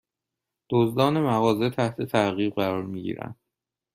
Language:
Persian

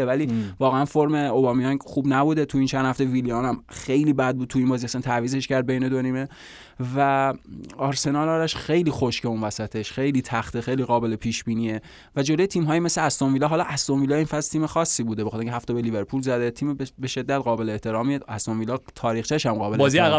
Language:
Persian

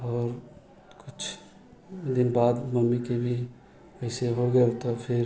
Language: Maithili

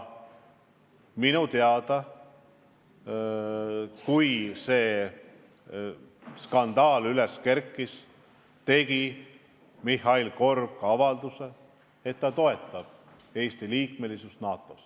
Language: Estonian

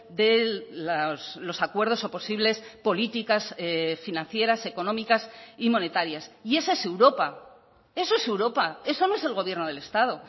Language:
Spanish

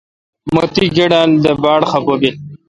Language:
Kalkoti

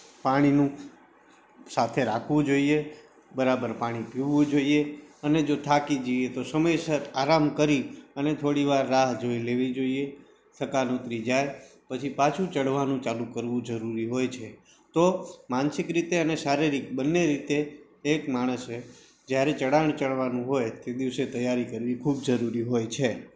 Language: Gujarati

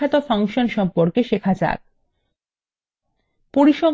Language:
Bangla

